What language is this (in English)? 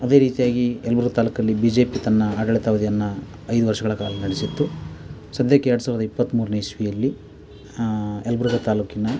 Kannada